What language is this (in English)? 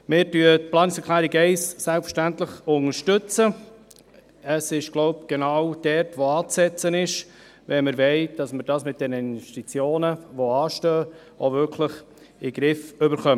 Swiss German